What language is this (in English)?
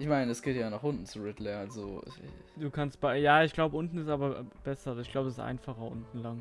German